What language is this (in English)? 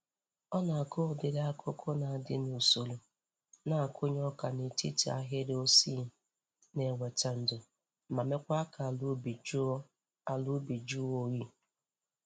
Igbo